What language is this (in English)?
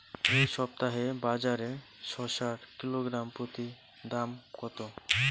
Bangla